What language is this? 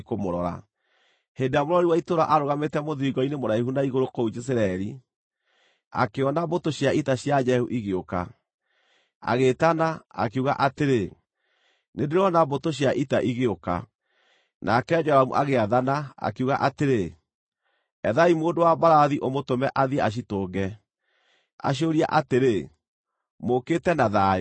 Kikuyu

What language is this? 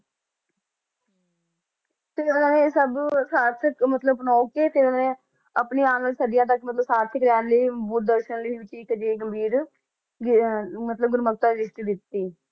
Punjabi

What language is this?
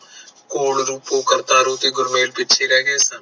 Punjabi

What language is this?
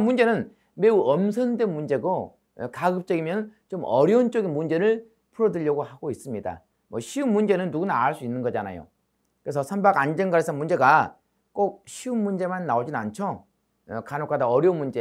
Korean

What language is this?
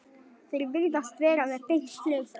Icelandic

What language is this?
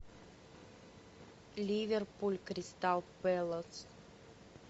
Russian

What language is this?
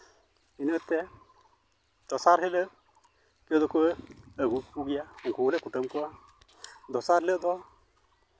Santali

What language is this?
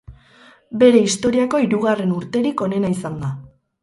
Basque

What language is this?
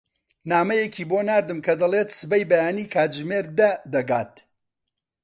Central Kurdish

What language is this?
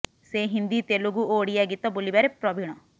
Odia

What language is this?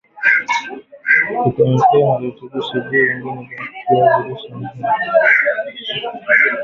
Swahili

